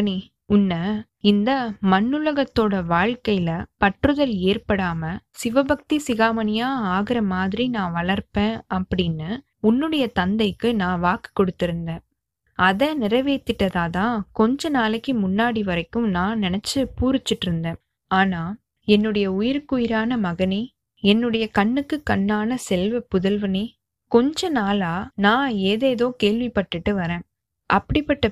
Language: Tamil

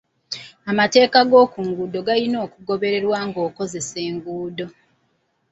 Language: Ganda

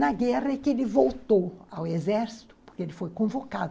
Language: Portuguese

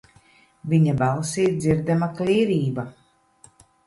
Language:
Latvian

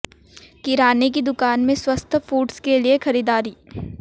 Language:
Hindi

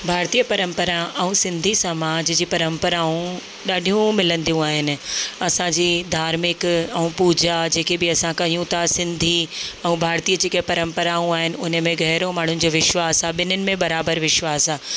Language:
Sindhi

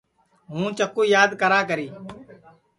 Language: Sansi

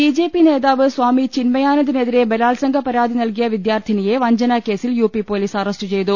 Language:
Malayalam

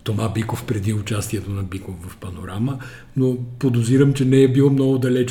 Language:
Bulgarian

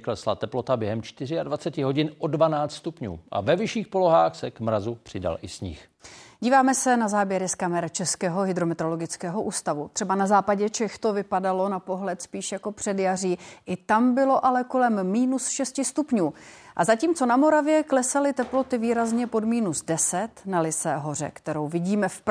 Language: Czech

